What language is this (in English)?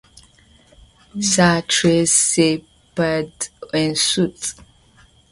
French